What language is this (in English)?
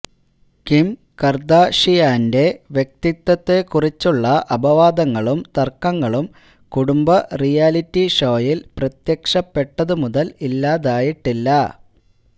Malayalam